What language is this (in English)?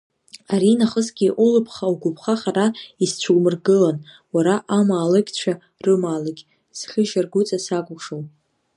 Abkhazian